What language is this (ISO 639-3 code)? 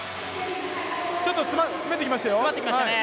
jpn